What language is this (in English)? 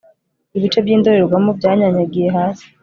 Kinyarwanda